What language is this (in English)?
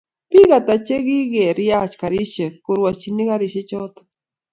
Kalenjin